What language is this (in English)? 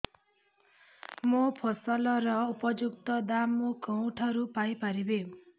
Odia